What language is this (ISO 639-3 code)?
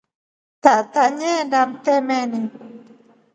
rof